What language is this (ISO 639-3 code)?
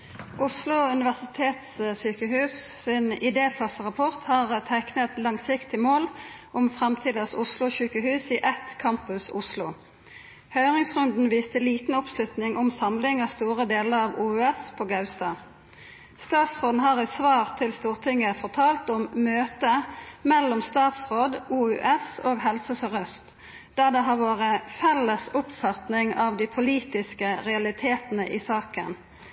nno